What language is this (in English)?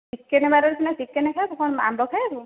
Odia